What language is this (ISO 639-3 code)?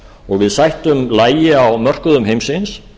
isl